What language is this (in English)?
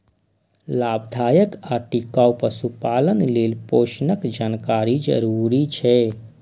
Maithili